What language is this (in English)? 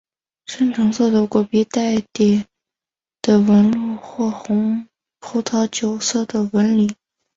Chinese